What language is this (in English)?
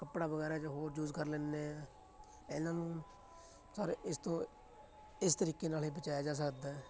Punjabi